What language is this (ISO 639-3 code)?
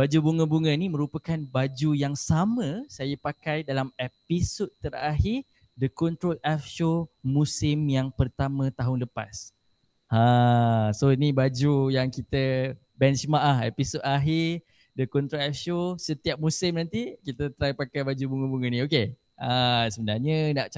msa